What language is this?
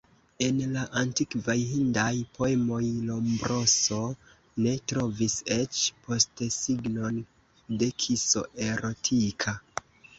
Esperanto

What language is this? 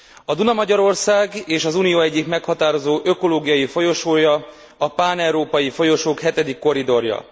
Hungarian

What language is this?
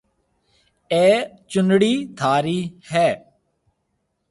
Marwari (Pakistan)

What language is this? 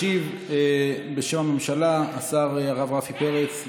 Hebrew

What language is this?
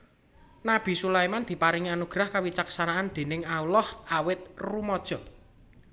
Javanese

